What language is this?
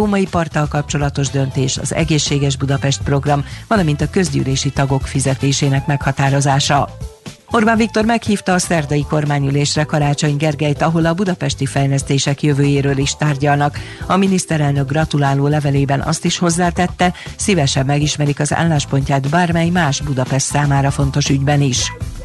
Hungarian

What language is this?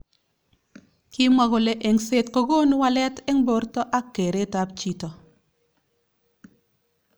Kalenjin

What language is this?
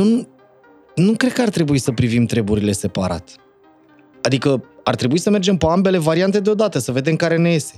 Romanian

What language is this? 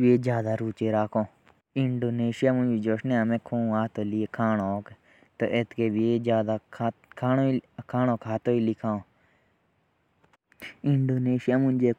Jaunsari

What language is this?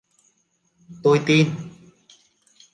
Vietnamese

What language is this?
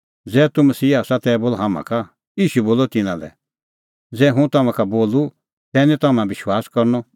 Kullu Pahari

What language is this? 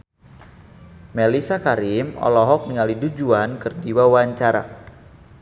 Sundanese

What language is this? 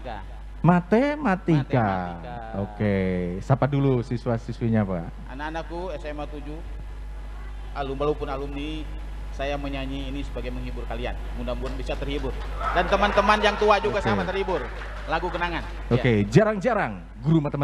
Indonesian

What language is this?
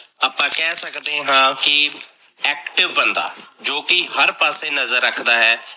Punjabi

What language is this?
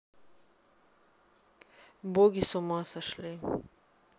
Russian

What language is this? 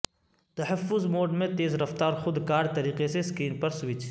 Urdu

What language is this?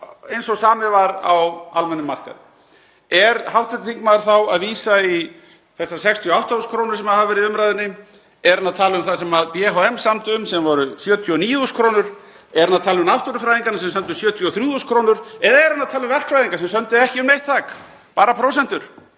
Icelandic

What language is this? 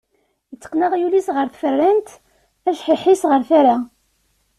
Kabyle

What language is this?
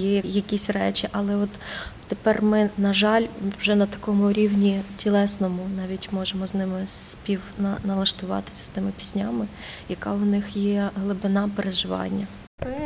Ukrainian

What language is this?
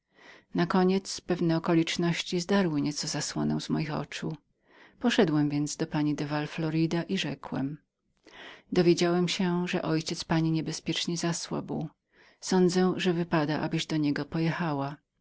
Polish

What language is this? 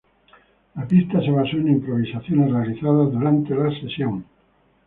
Spanish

